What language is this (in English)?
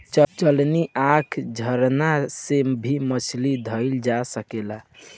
Bhojpuri